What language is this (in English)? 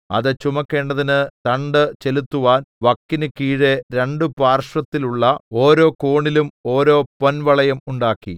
Malayalam